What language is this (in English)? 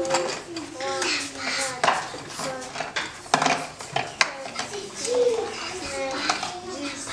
French